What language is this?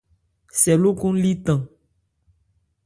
Ebrié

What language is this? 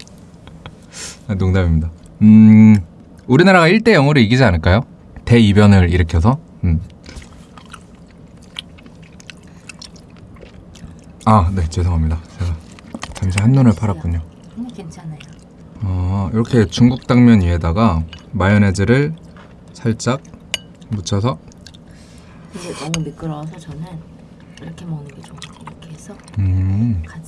Korean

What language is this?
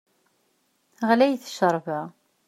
Kabyle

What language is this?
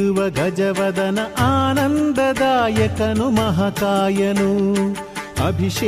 Kannada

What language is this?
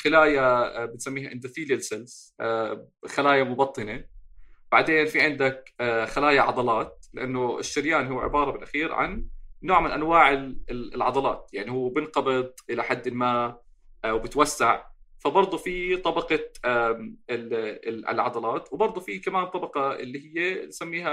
Arabic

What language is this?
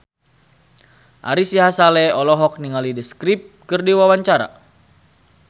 Sundanese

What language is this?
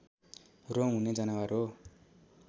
Nepali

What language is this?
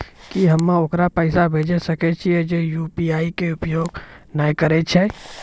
Maithili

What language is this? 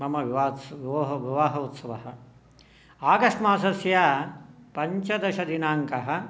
Sanskrit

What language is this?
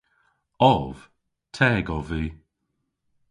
Cornish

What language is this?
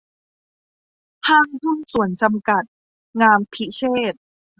Thai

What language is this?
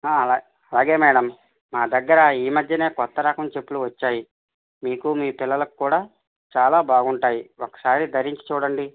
Telugu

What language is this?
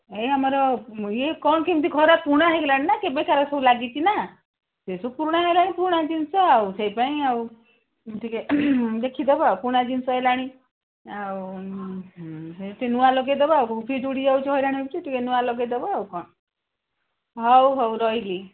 Odia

